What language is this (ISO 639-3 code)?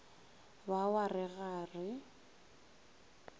nso